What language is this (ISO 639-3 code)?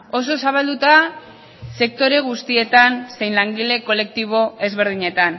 eus